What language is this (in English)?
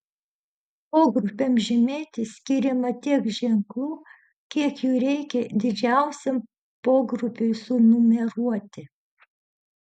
Lithuanian